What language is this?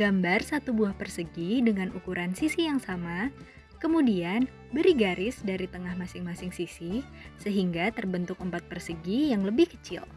Indonesian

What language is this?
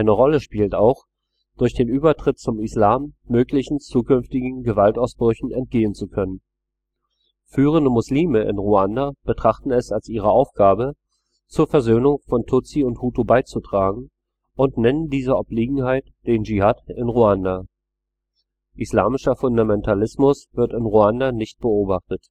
German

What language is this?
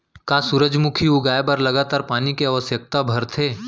Chhattisgarhi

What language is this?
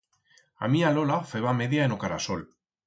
Aragonese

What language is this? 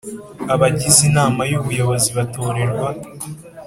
Kinyarwanda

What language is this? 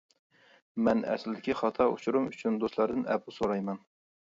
Uyghur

